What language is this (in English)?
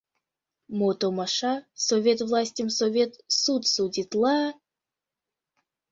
Mari